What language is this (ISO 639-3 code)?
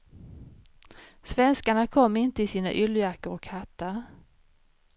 swe